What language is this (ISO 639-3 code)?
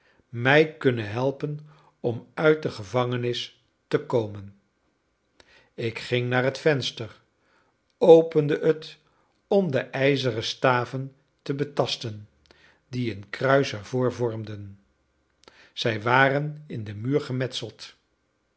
nld